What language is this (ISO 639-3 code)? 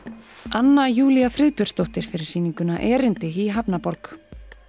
isl